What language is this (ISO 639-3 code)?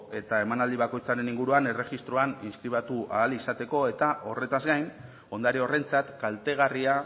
eus